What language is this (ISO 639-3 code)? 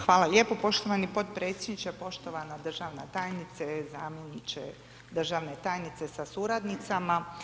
hrv